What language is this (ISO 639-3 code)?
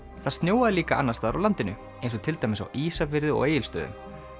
isl